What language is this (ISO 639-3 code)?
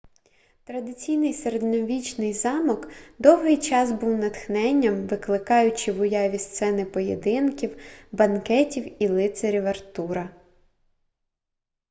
ukr